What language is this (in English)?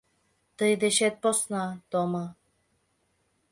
Mari